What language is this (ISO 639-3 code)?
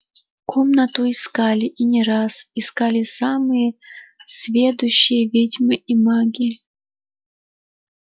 rus